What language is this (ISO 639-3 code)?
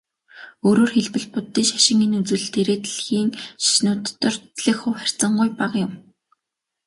mon